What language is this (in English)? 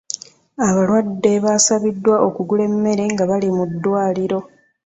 Ganda